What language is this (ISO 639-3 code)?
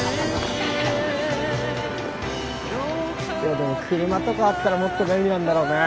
jpn